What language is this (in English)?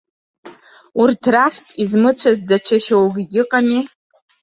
Abkhazian